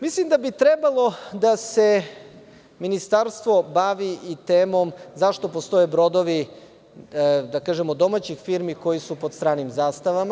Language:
Serbian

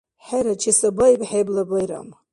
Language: Dargwa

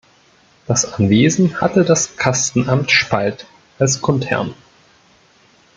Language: German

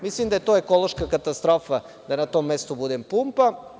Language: Serbian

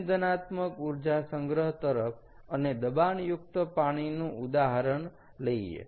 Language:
Gujarati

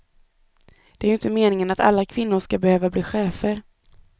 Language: Swedish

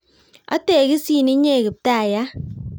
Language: Kalenjin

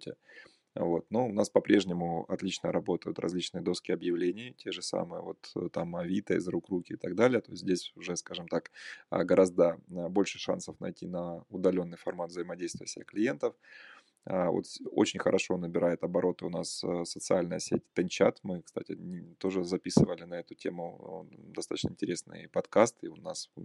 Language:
Russian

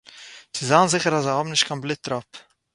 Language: Yiddish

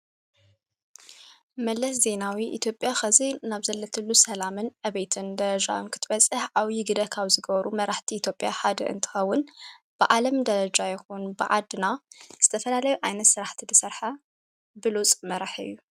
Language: Tigrinya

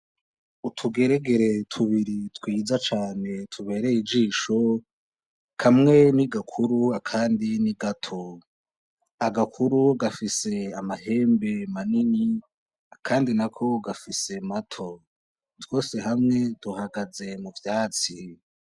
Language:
Rundi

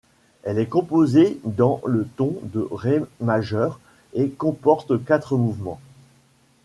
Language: French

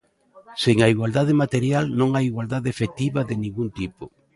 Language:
Galician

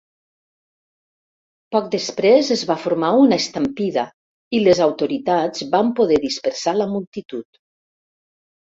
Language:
Catalan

